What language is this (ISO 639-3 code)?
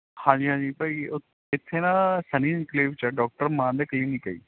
pan